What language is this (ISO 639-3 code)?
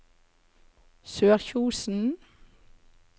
nor